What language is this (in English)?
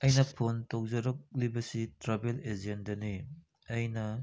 Manipuri